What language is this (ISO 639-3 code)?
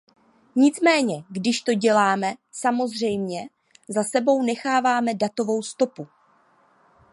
ces